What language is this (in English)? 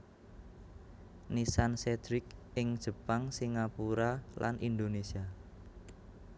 Javanese